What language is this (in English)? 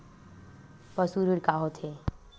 Chhattisgarhi